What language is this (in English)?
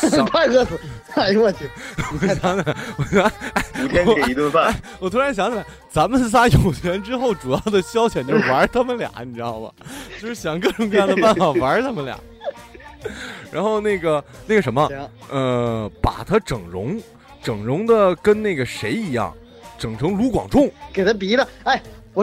Chinese